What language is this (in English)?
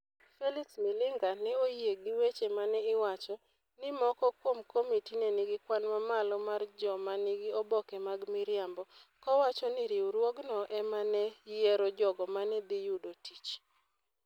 Luo (Kenya and Tanzania)